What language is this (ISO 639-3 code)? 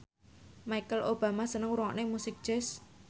jav